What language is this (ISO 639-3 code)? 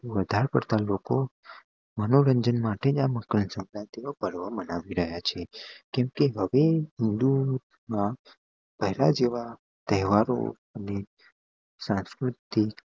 guj